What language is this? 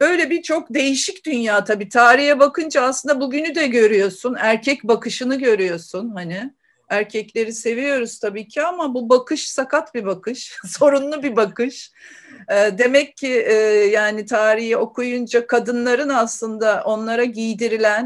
Turkish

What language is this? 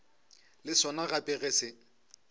Northern Sotho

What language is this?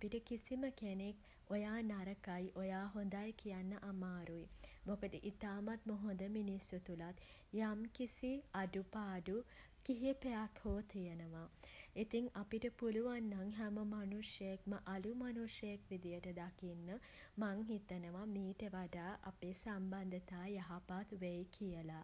Sinhala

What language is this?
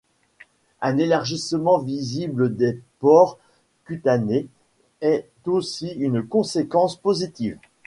French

